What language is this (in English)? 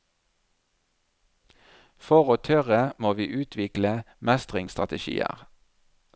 Norwegian